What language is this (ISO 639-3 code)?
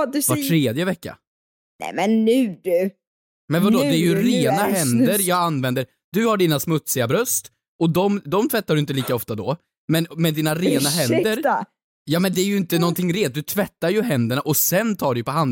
swe